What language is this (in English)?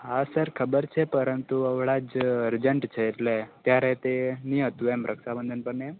Gujarati